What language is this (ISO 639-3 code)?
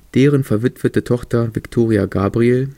deu